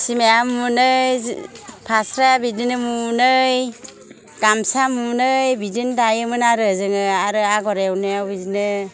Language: Bodo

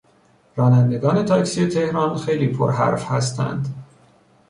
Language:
Persian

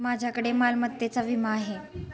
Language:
Marathi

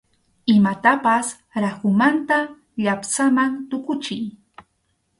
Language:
Arequipa-La Unión Quechua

